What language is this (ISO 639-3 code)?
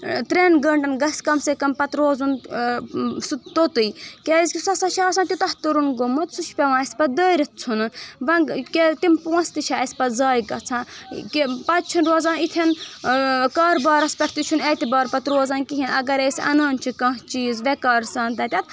kas